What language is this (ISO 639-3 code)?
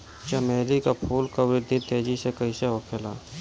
bho